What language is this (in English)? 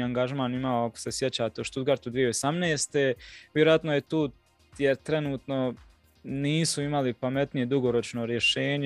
Croatian